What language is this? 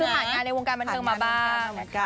Thai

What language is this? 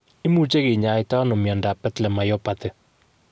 Kalenjin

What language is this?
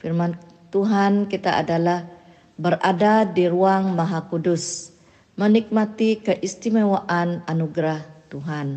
Malay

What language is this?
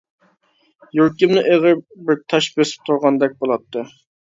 Uyghur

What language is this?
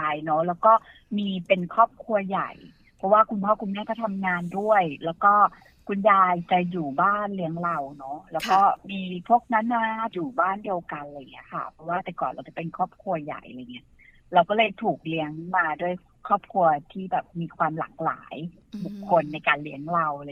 Thai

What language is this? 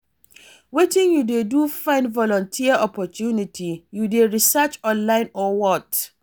Nigerian Pidgin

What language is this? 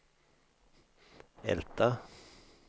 Swedish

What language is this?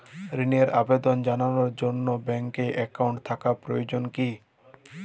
Bangla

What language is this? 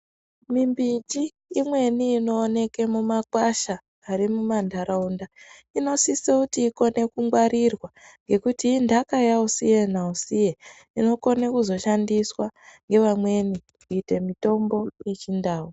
Ndau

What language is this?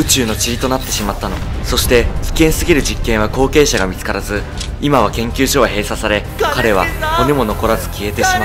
Japanese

